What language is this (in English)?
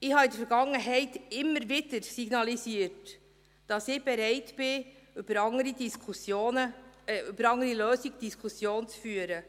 Swiss German